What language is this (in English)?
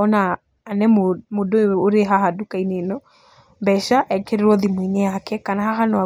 Kikuyu